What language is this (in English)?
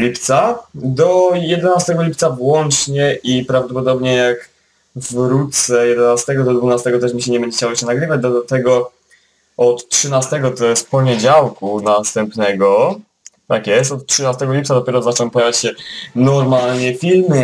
Polish